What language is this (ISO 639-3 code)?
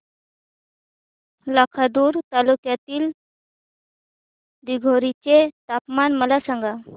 mar